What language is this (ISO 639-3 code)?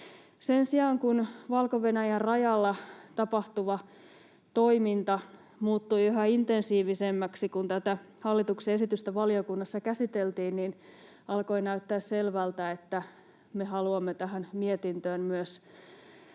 fin